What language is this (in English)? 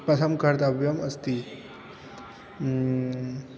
Sanskrit